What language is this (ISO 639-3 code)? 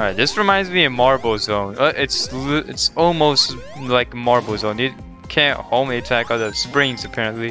eng